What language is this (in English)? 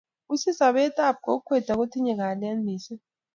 Kalenjin